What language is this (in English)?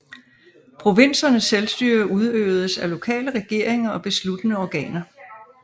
Danish